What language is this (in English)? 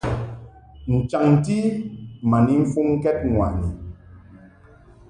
Mungaka